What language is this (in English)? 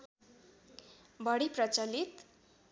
Nepali